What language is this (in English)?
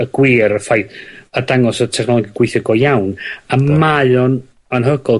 Welsh